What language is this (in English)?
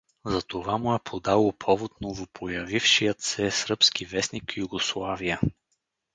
Bulgarian